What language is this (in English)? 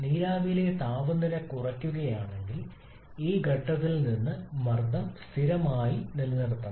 Malayalam